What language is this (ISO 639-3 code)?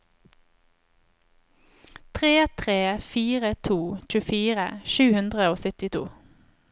nor